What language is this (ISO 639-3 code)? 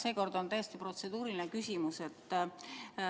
est